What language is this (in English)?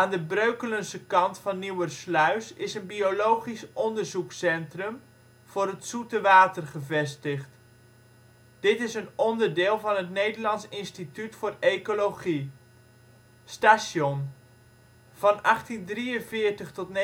Dutch